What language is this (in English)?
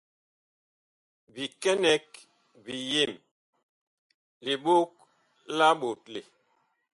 Bakoko